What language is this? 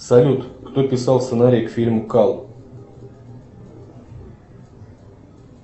Russian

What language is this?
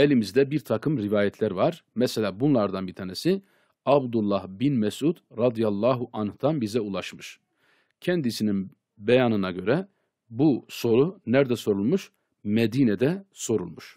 Turkish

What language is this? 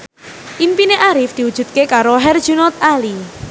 Javanese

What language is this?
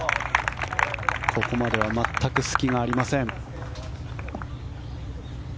Japanese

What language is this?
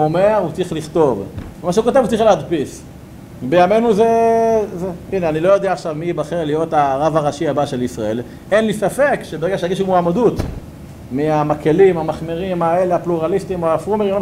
Hebrew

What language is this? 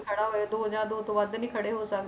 Punjabi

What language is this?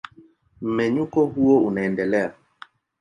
Swahili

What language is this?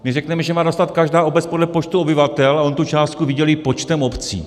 Czech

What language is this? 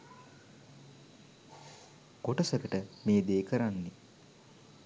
Sinhala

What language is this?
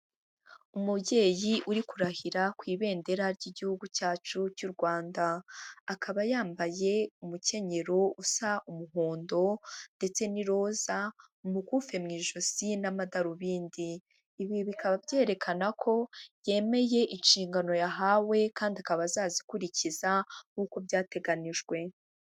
Kinyarwanda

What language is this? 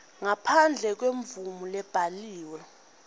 Swati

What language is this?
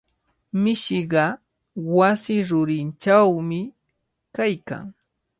Cajatambo North Lima Quechua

